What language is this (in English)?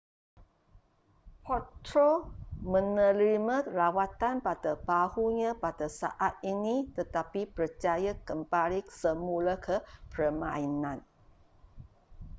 Malay